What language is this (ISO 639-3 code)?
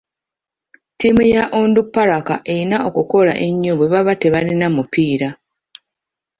lug